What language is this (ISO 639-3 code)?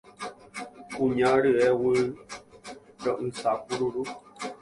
grn